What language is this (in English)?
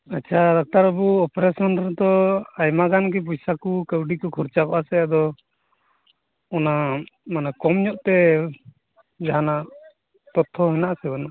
Santali